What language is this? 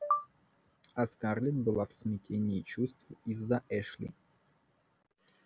Russian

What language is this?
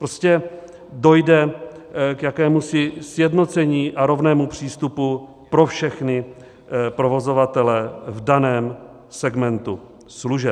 Czech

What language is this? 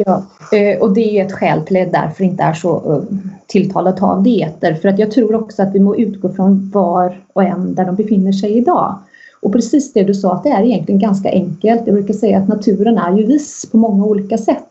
Swedish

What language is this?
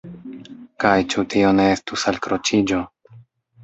Esperanto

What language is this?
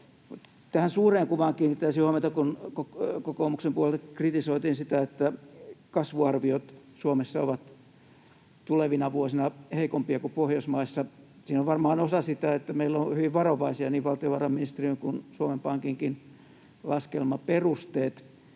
Finnish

